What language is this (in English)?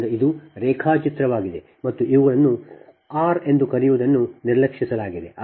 Kannada